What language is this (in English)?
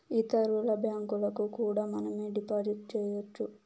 Telugu